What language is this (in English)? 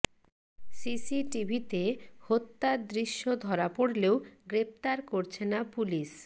Bangla